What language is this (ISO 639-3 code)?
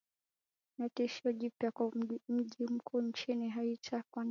swa